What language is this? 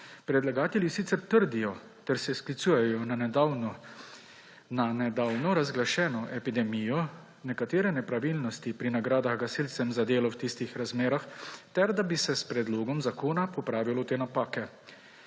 Slovenian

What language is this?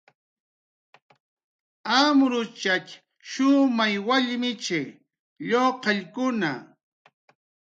Jaqaru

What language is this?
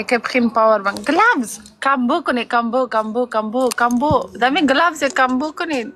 Persian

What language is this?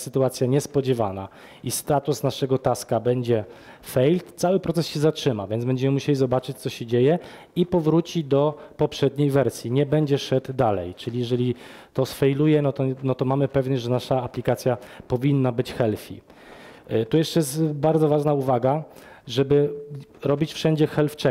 Polish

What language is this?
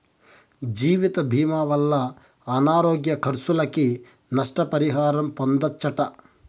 Telugu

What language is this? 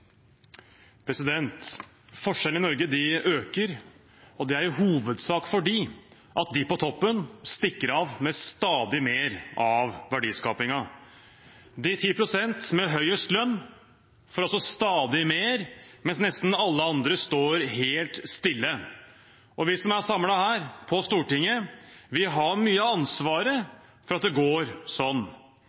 Norwegian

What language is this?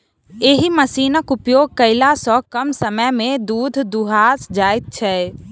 Maithili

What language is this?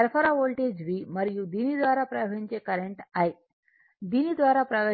Telugu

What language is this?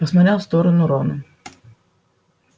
Russian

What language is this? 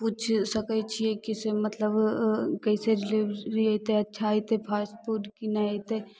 Maithili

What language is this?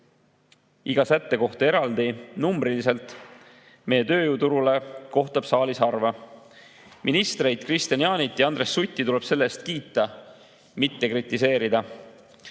Estonian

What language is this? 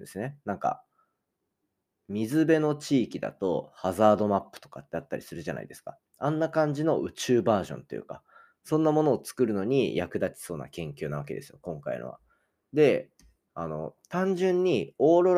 Japanese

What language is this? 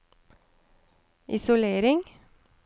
Norwegian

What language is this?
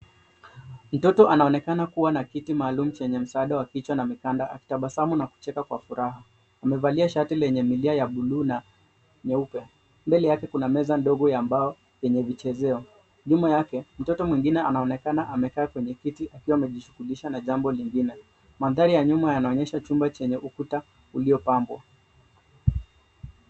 Swahili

